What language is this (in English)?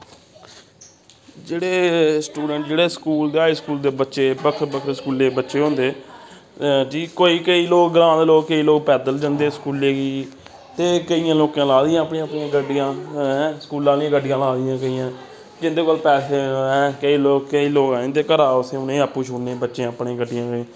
Dogri